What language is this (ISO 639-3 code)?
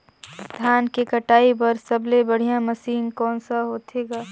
hne